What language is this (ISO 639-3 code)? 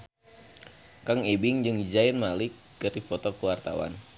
sun